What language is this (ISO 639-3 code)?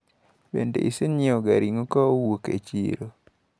luo